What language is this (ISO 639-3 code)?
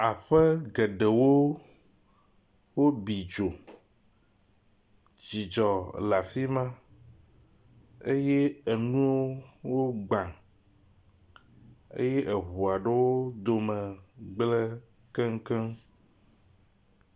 ewe